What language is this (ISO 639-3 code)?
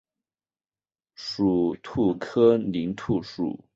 zho